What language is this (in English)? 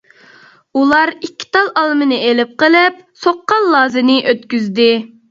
Uyghur